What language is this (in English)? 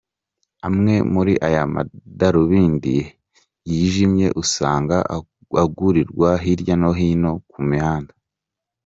Kinyarwanda